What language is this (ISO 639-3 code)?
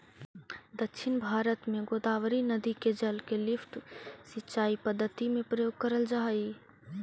mag